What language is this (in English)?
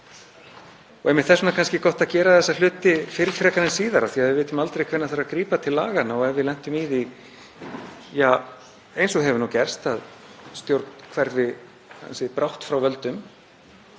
Icelandic